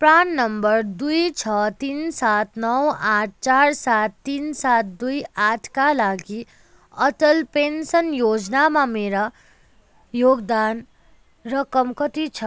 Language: Nepali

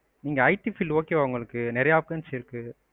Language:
Tamil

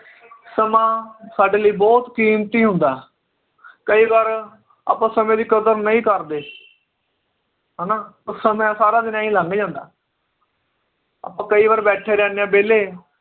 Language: Punjabi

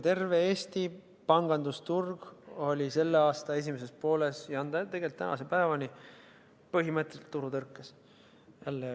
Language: Estonian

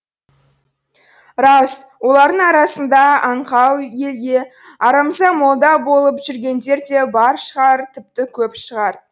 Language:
Kazakh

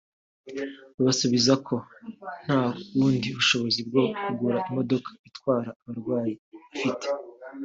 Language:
Kinyarwanda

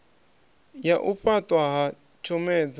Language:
Venda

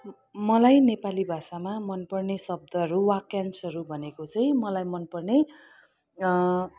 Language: Nepali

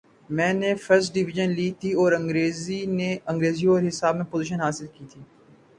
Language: Urdu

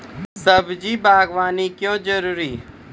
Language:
Maithili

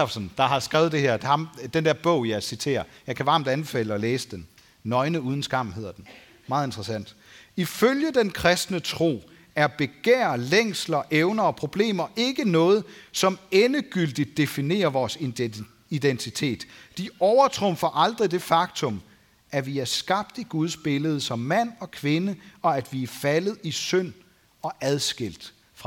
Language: Danish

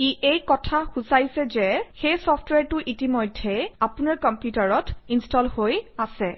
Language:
Assamese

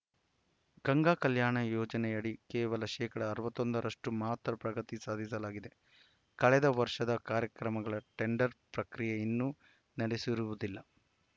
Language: Kannada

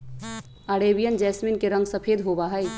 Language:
Magahi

